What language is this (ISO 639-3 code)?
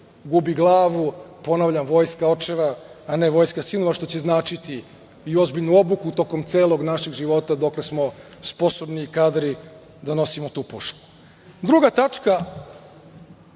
srp